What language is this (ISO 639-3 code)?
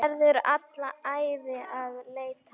isl